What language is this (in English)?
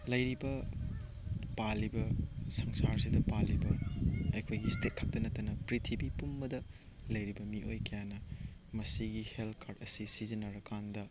Manipuri